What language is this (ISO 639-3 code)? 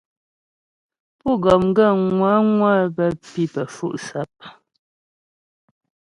bbj